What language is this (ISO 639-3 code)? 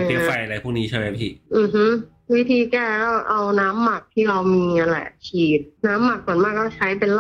tha